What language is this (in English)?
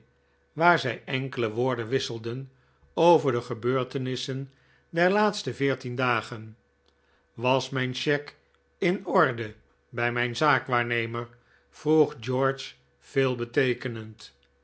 Dutch